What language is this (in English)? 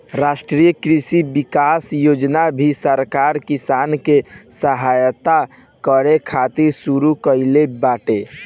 Bhojpuri